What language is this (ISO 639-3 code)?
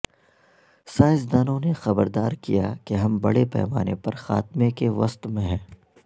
urd